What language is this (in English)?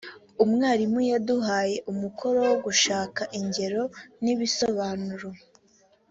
Kinyarwanda